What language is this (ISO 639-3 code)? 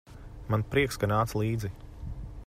lav